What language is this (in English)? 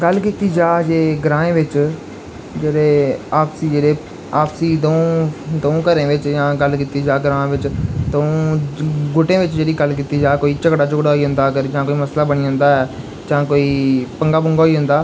Dogri